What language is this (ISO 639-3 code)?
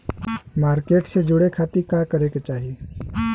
bho